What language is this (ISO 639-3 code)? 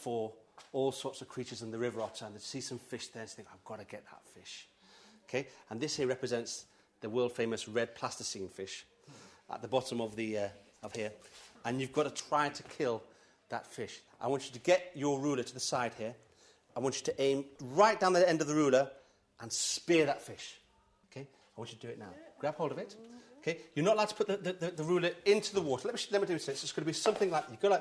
eng